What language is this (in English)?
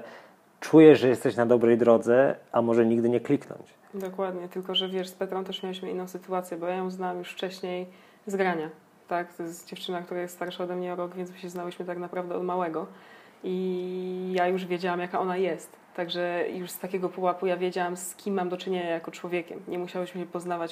Polish